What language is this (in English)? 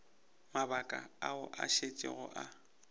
Northern Sotho